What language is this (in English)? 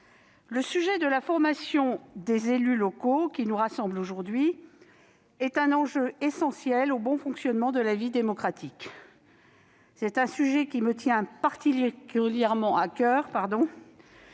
French